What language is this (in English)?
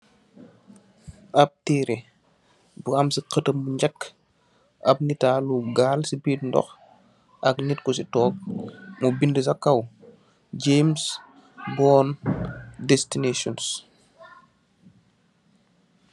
Wolof